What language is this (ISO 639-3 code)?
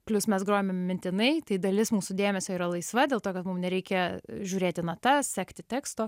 lit